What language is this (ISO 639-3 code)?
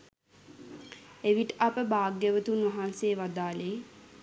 sin